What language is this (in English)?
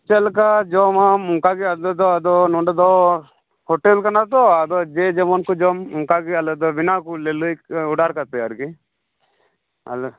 Santali